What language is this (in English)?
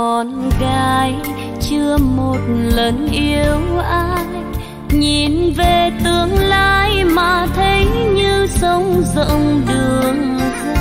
Vietnamese